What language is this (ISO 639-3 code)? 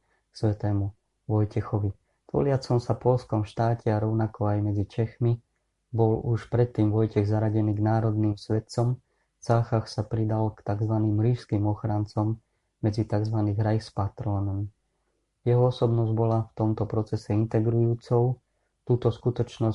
slk